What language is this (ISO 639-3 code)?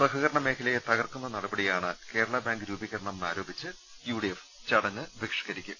mal